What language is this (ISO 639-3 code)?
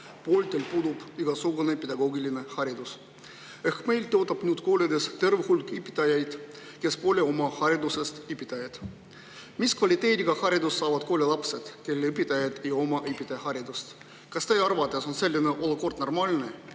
est